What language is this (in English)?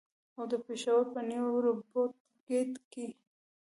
Pashto